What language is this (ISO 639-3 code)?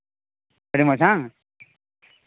sat